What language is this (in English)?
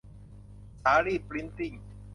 Thai